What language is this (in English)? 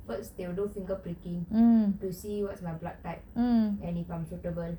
English